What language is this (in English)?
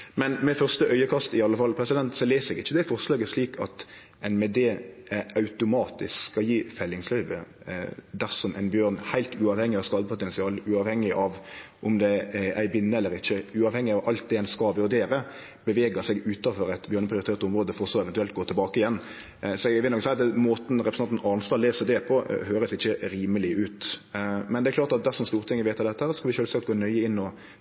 Norwegian Nynorsk